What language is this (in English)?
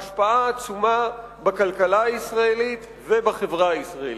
Hebrew